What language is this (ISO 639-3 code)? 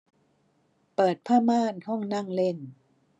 tha